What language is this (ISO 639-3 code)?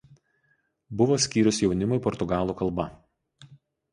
lit